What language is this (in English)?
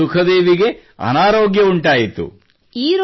Kannada